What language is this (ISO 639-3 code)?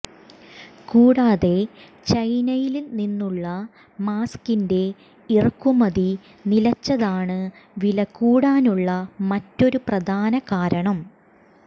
mal